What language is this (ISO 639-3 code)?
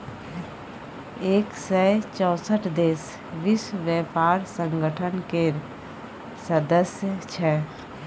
mai